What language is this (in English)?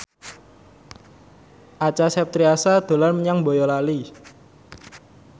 Javanese